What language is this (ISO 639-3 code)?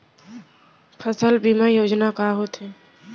hne